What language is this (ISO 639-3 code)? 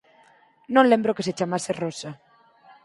glg